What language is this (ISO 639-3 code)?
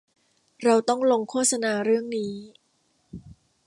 tha